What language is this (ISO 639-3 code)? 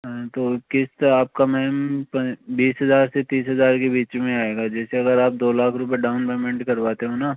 hin